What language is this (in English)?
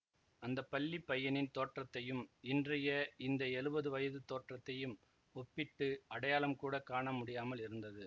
Tamil